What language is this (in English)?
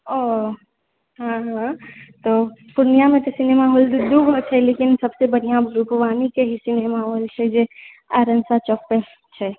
Maithili